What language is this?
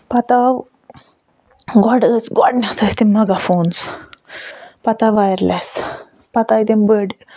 Kashmiri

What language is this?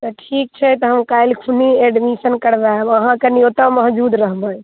Maithili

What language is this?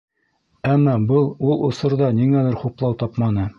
Bashkir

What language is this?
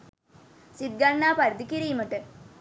Sinhala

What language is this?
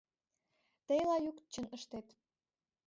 Mari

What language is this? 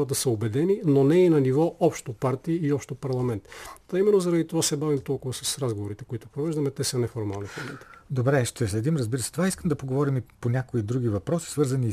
Bulgarian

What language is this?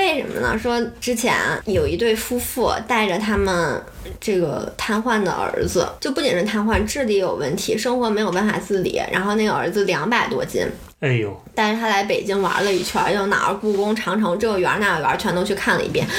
Chinese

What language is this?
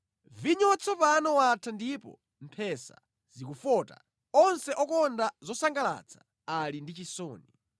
Nyanja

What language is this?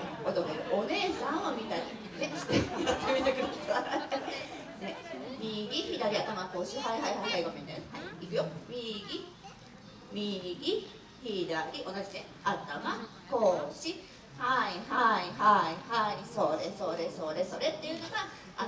Japanese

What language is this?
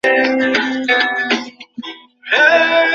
Bangla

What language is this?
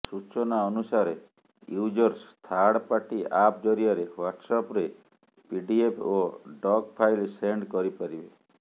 Odia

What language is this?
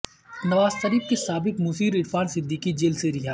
Urdu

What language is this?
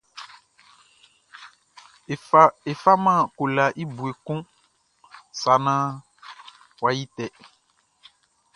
Baoulé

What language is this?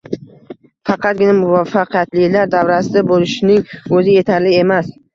Uzbek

